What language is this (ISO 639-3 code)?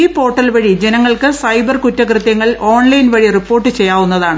mal